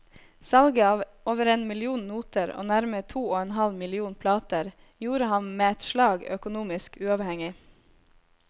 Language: Norwegian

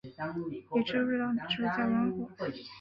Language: Chinese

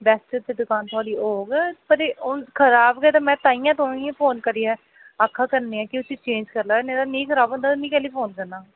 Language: Dogri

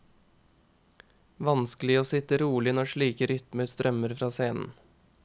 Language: Norwegian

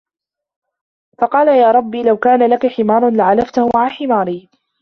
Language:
Arabic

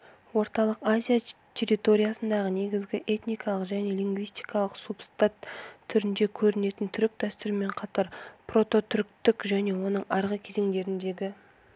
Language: Kazakh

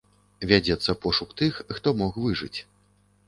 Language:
Belarusian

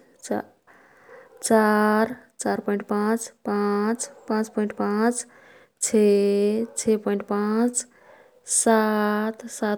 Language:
Kathoriya Tharu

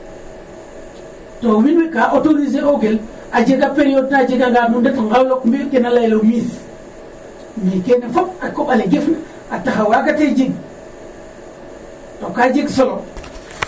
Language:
Serer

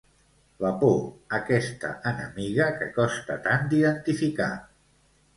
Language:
Catalan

